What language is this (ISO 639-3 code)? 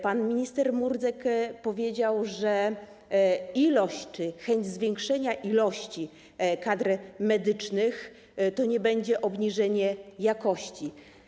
pol